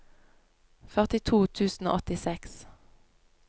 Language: Norwegian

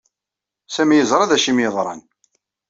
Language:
Kabyle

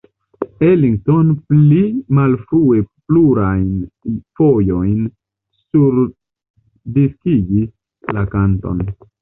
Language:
Esperanto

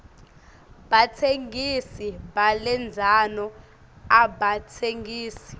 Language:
Swati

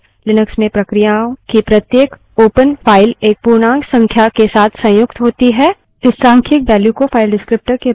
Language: Hindi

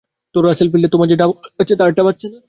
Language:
Bangla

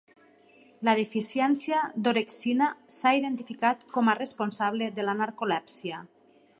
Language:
Catalan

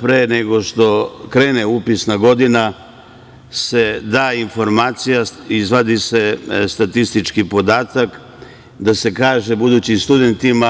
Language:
Serbian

